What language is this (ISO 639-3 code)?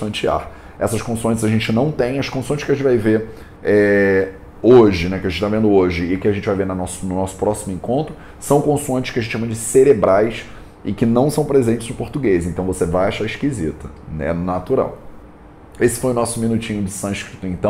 por